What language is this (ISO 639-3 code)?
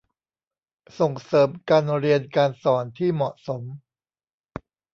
tha